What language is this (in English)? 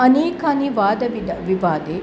Sanskrit